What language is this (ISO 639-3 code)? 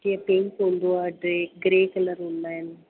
snd